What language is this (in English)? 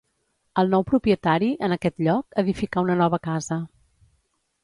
Catalan